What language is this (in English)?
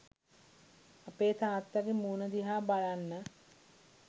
Sinhala